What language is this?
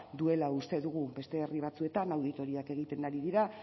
Basque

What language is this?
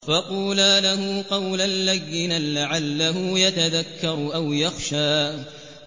Arabic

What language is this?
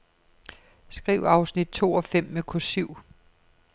Danish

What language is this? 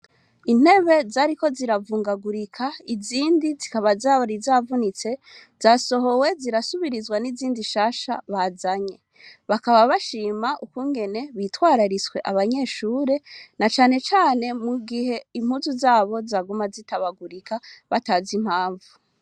Rundi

